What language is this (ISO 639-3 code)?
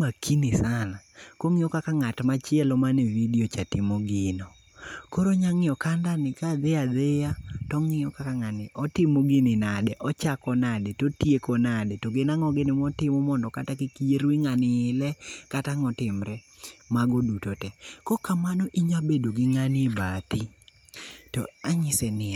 luo